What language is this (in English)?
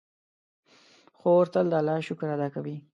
Pashto